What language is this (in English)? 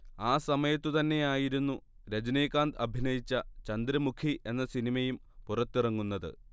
Malayalam